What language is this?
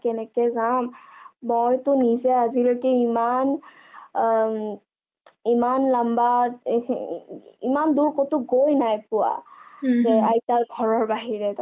Assamese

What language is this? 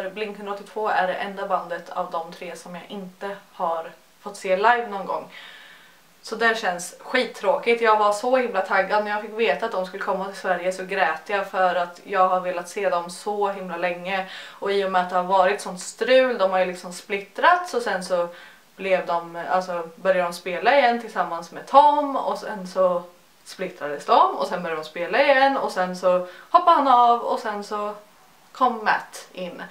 Swedish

